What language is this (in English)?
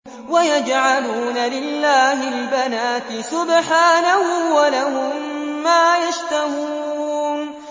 Arabic